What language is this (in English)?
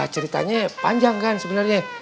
Indonesian